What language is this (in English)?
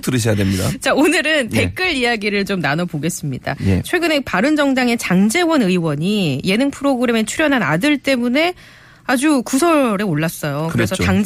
Korean